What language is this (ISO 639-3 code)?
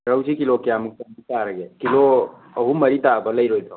mni